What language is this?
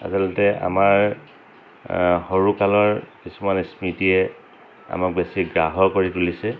Assamese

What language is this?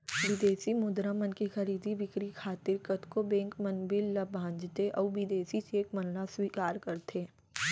Chhattisgarhi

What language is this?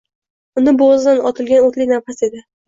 Uzbek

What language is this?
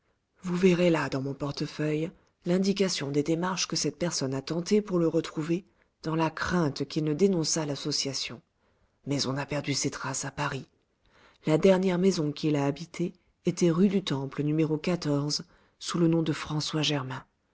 French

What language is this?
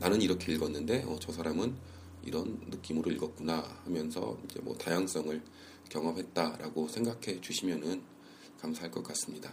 Korean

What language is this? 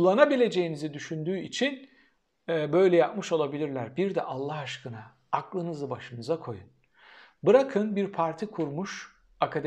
Turkish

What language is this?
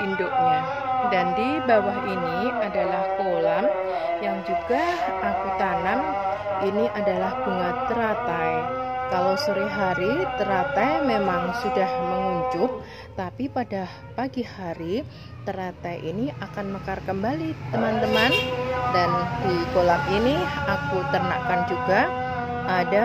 Indonesian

